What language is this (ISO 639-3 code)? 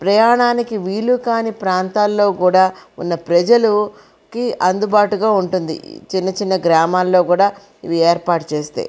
tel